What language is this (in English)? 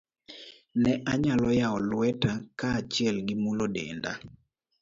Luo (Kenya and Tanzania)